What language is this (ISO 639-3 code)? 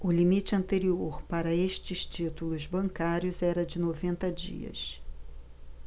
por